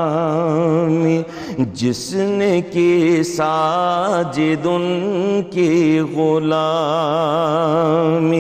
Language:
Urdu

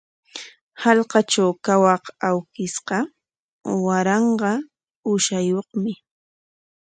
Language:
Corongo Ancash Quechua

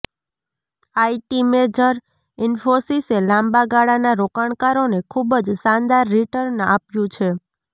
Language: Gujarati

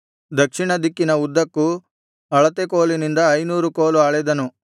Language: Kannada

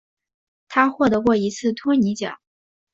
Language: Chinese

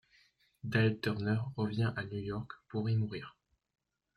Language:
French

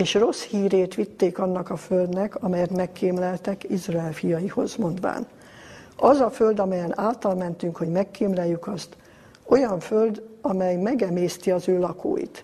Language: Hungarian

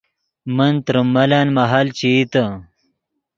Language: Yidgha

